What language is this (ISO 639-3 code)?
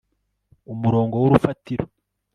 kin